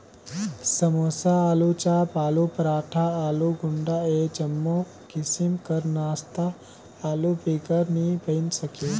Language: Chhattisgarhi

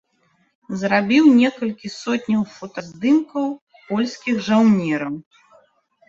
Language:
Belarusian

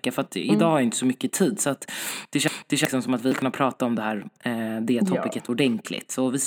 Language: Swedish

